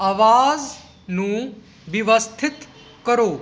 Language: Punjabi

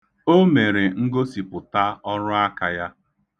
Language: Igbo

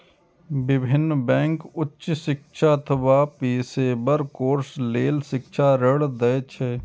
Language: Maithili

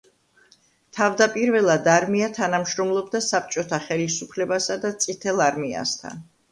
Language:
Georgian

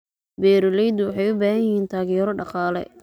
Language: Somali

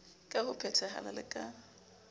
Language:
Southern Sotho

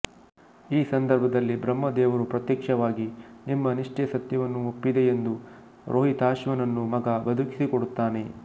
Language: Kannada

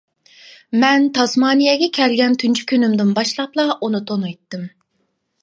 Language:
Uyghur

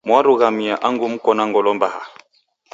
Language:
Taita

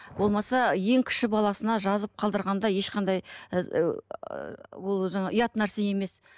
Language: Kazakh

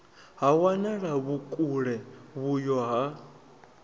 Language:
Venda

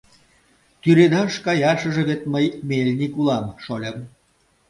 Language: Mari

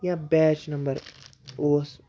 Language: Kashmiri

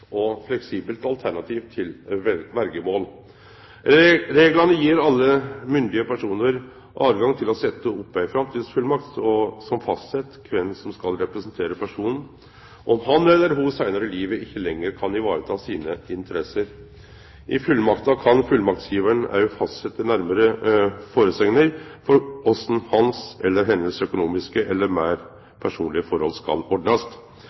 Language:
Norwegian Nynorsk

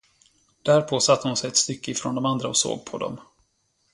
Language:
Swedish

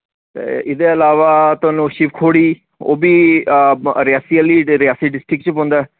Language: Dogri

